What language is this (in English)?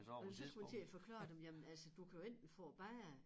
Danish